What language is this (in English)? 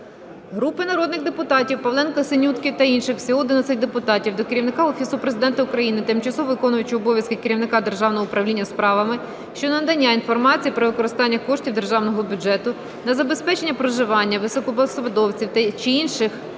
Ukrainian